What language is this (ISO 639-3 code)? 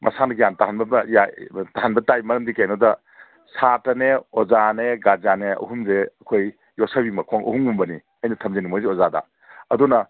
mni